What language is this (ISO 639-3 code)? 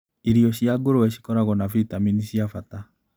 kik